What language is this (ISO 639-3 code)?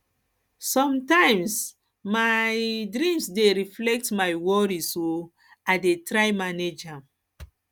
pcm